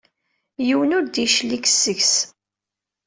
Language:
Kabyle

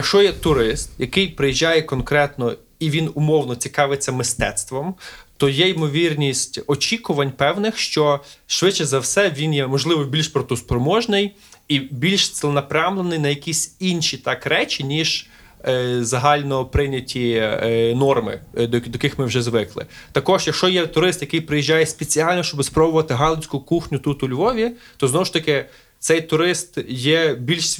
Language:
Ukrainian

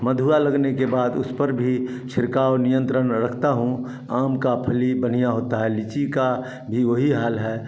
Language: Hindi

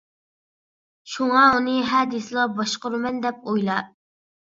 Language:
Uyghur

